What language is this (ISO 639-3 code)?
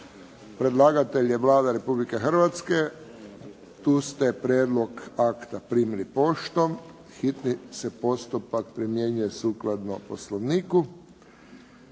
hrv